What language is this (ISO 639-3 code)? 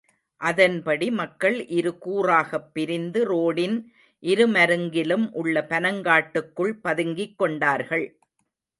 tam